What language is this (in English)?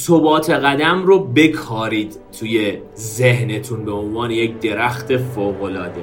Persian